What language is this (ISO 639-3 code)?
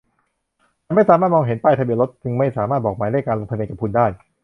tha